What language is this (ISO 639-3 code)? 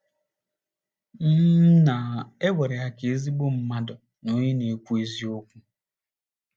ibo